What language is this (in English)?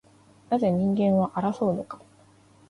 Japanese